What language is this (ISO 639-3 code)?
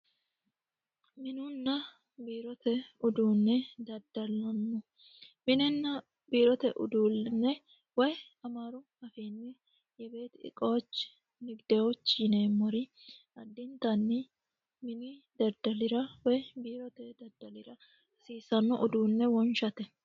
sid